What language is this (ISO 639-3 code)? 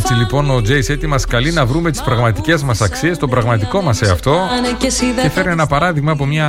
ell